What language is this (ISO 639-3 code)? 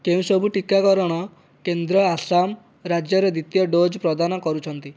ori